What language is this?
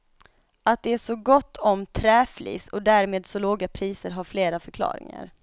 Swedish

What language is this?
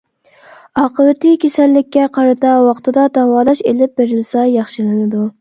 Uyghur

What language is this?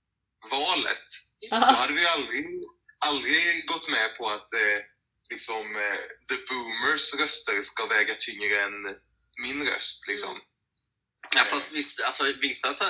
Swedish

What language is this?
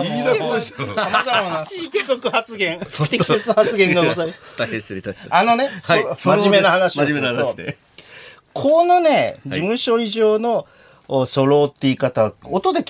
Japanese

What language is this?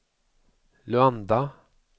Swedish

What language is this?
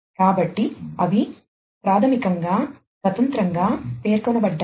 Telugu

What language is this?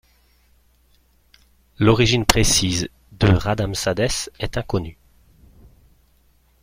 French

